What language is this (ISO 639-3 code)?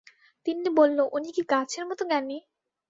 ben